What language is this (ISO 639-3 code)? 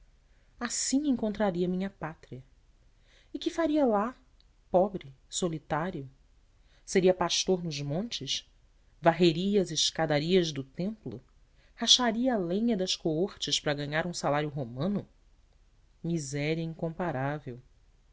por